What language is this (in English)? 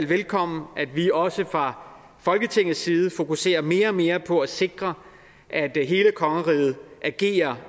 Danish